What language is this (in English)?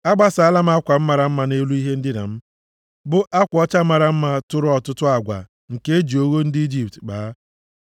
Igbo